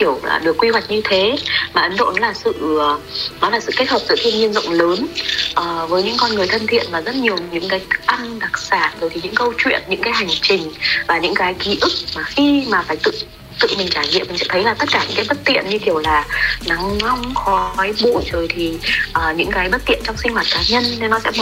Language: Vietnamese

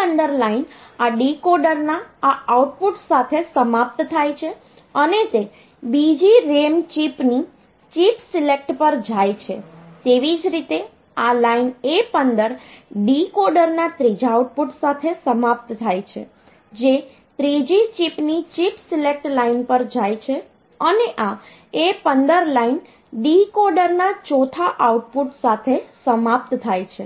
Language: Gujarati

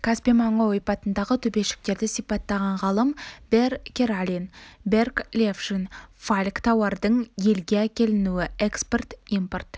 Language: Kazakh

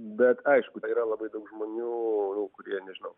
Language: Lithuanian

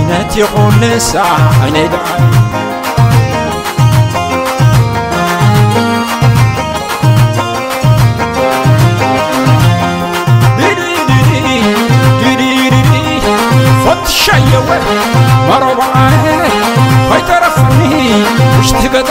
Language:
Arabic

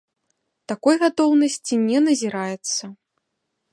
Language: Belarusian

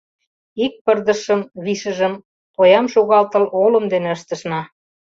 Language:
Mari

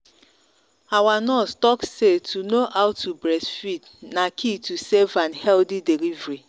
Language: Nigerian Pidgin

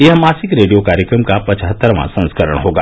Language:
Hindi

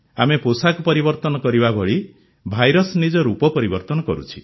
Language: Odia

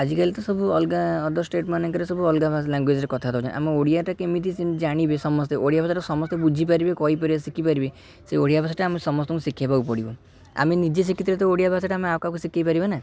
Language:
Odia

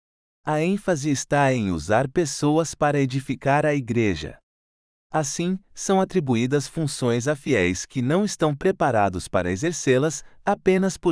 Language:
Portuguese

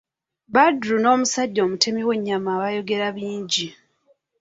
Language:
Ganda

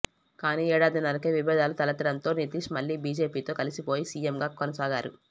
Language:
Telugu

